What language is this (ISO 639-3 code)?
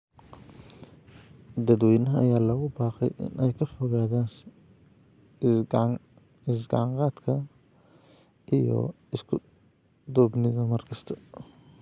som